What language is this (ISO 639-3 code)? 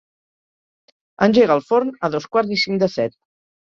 cat